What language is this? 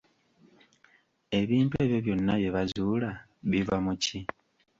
Ganda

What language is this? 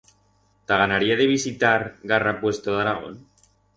Aragonese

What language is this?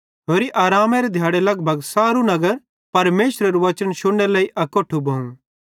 Bhadrawahi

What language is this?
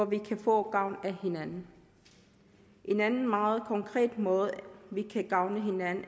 Danish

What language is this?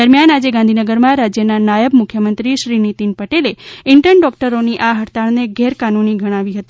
Gujarati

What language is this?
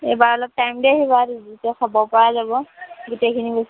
Assamese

